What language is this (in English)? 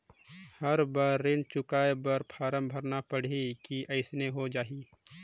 Chhattisgarhi